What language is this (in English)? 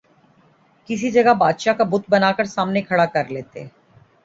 Urdu